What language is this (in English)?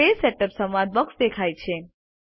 Gujarati